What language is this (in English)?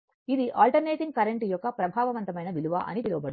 Telugu